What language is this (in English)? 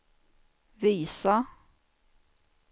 Swedish